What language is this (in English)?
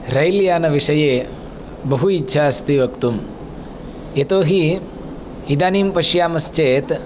Sanskrit